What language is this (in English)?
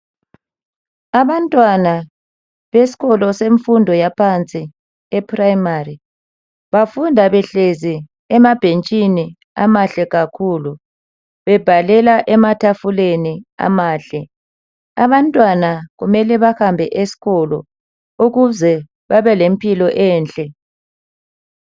North Ndebele